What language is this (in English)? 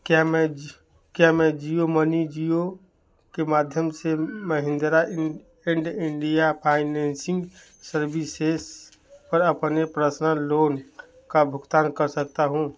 Hindi